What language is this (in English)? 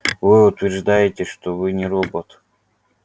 Russian